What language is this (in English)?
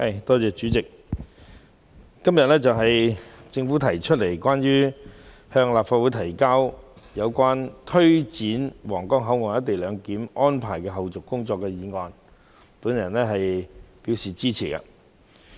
Cantonese